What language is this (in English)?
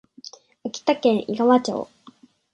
Japanese